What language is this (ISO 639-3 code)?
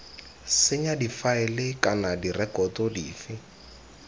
tsn